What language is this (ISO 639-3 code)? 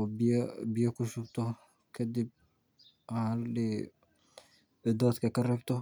som